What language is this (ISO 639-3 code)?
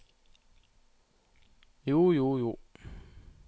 nor